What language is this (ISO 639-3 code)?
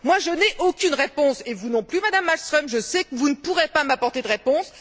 fra